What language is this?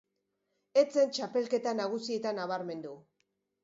Basque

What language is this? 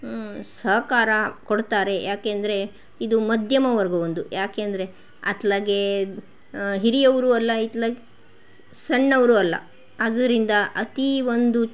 Kannada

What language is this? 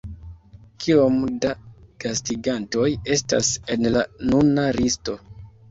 Esperanto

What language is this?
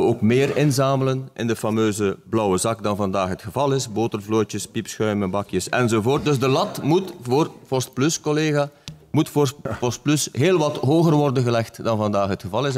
Dutch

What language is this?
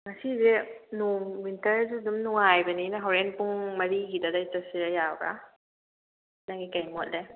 Manipuri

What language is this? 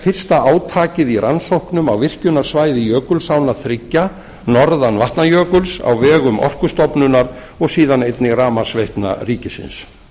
Icelandic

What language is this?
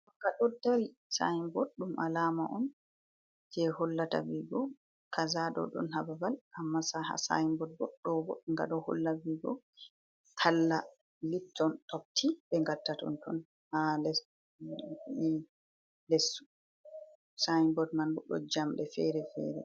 Fula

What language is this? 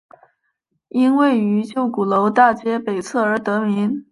Chinese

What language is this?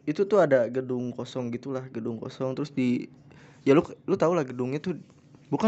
Indonesian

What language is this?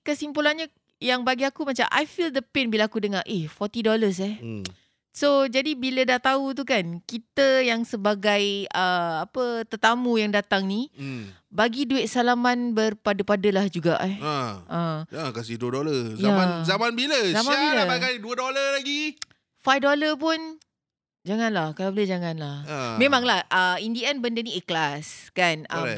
Malay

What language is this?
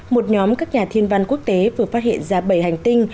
Vietnamese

